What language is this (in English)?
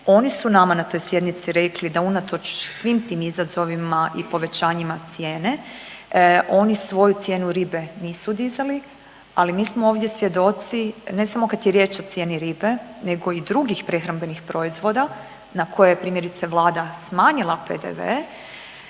Croatian